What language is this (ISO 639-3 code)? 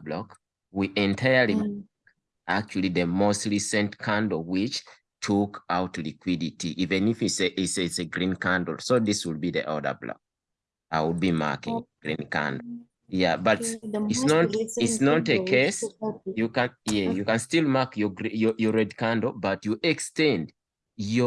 eng